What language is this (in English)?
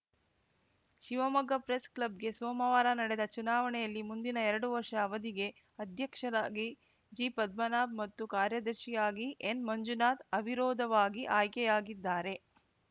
Kannada